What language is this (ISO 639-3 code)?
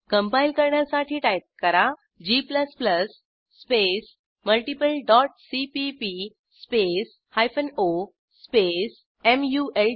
mar